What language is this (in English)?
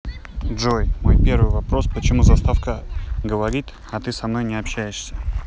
Russian